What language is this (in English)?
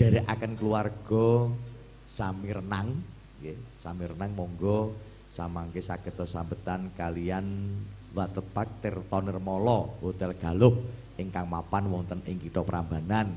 Indonesian